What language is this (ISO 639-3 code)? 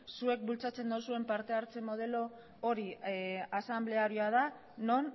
eus